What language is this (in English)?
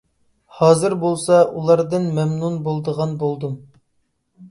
Uyghur